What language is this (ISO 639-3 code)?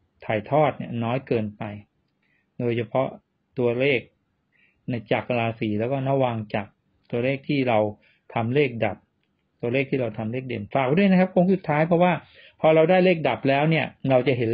tha